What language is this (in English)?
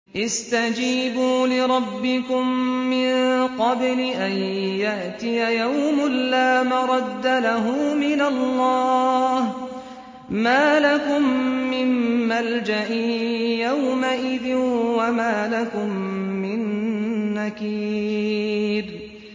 Arabic